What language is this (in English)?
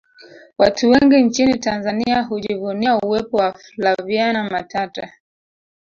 Swahili